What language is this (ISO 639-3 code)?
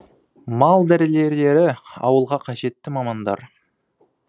kaz